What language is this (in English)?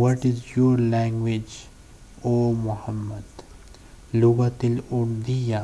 English